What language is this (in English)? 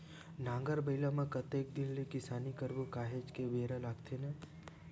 Chhattisgarhi